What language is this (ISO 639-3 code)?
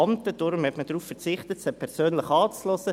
gsw